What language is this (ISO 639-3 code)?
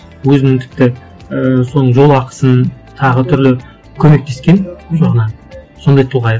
kaz